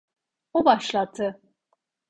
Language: Turkish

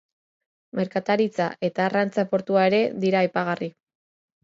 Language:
Basque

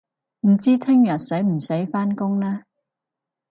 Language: Cantonese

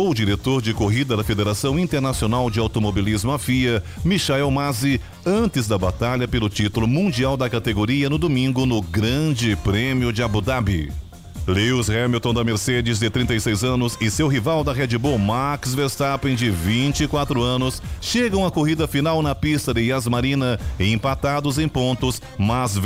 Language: Portuguese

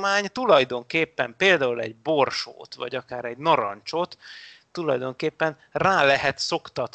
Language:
Hungarian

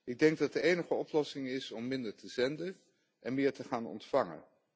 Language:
Dutch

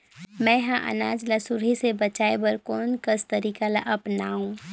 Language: Chhattisgarhi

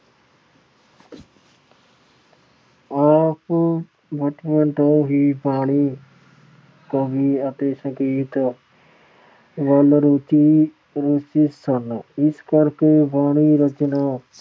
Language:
Punjabi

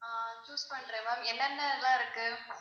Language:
Tamil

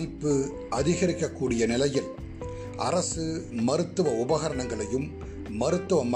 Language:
Tamil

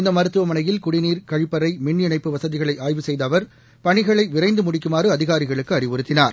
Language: Tamil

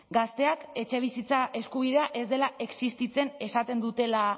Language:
Basque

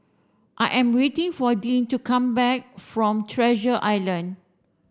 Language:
English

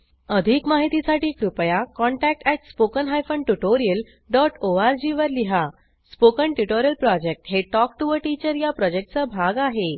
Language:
Marathi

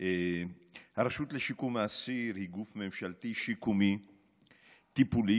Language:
Hebrew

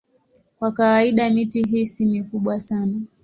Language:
Swahili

